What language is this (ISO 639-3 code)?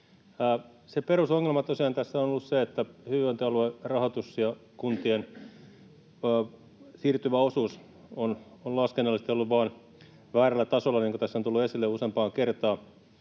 fin